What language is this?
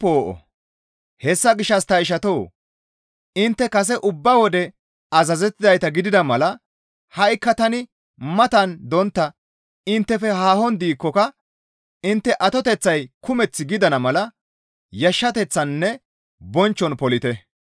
Gamo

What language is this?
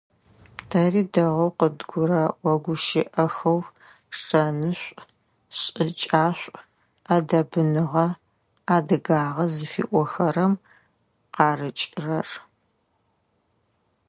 Adyghe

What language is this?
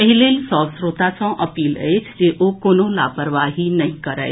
Maithili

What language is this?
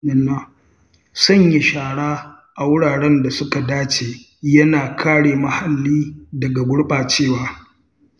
Hausa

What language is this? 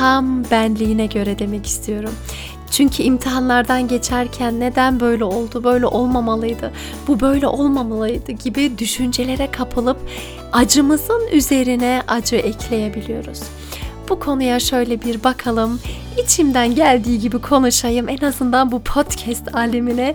Turkish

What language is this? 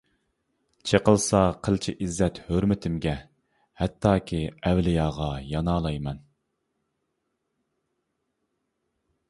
Uyghur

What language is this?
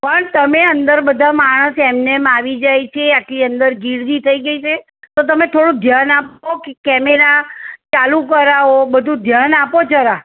Gujarati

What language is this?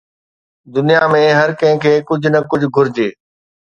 Sindhi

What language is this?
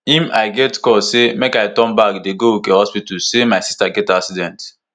Nigerian Pidgin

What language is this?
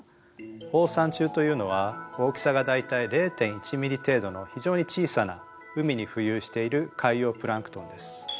Japanese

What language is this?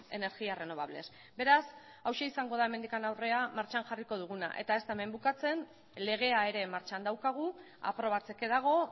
Basque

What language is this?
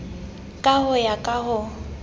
Southern Sotho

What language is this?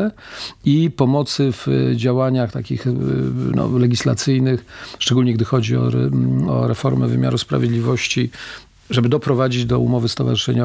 Polish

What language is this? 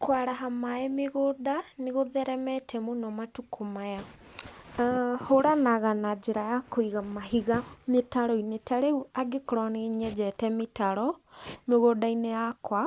Kikuyu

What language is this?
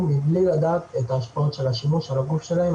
Hebrew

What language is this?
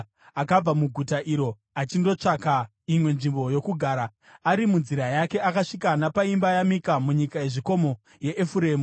Shona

